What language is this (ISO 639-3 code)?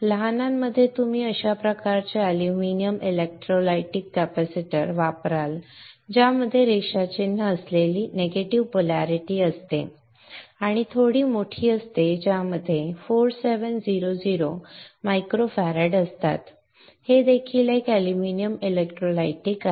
mar